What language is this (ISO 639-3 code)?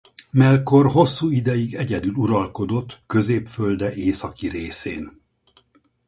hun